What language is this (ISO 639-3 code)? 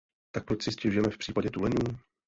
ces